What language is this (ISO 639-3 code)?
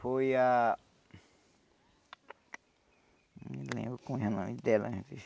por